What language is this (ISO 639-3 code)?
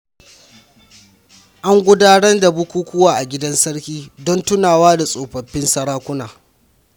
hau